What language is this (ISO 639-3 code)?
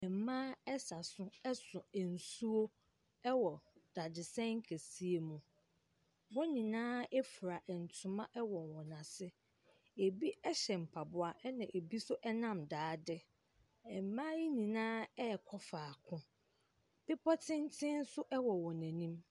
aka